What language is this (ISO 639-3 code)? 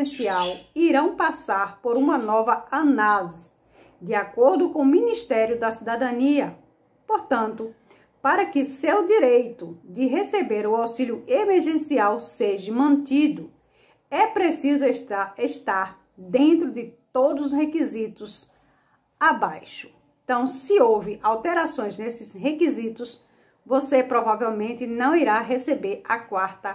por